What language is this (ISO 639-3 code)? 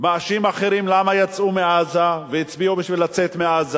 heb